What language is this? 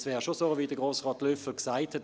Swiss German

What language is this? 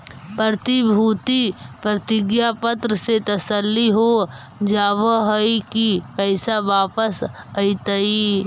Magahi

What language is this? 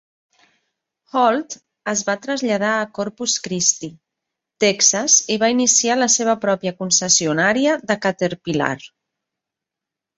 Catalan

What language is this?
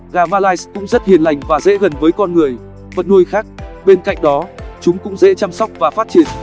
Vietnamese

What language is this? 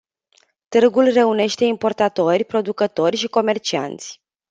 Romanian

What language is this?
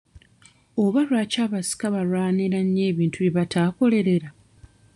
Ganda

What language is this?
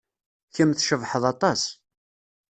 Kabyle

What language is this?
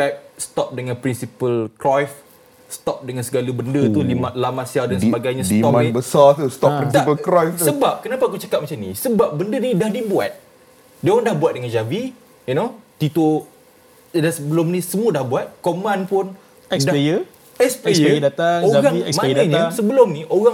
Malay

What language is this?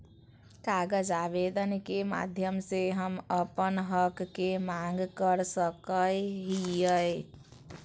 Magahi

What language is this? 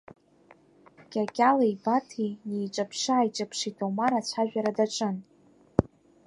Abkhazian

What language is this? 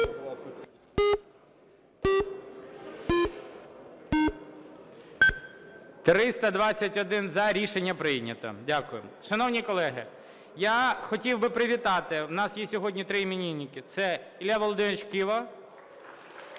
Ukrainian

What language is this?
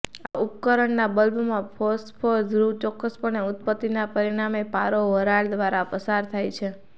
Gujarati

